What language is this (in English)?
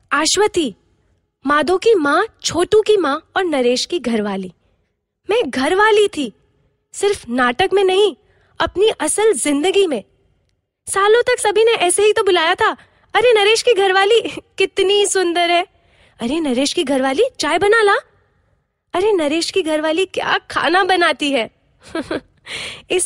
Hindi